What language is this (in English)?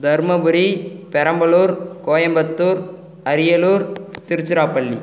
Tamil